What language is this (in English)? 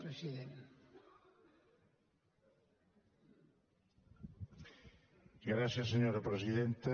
Catalan